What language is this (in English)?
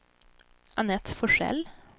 Swedish